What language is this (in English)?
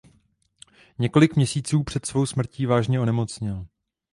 Czech